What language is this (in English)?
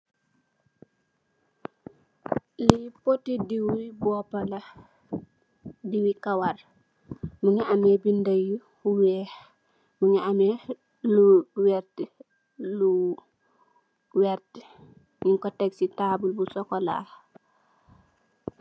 Wolof